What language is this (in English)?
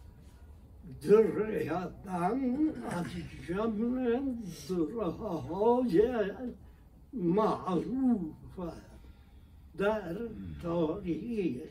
Persian